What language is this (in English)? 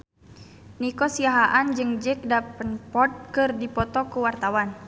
Sundanese